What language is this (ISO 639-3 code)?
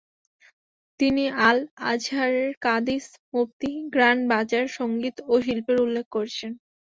ben